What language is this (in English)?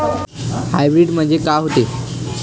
Marathi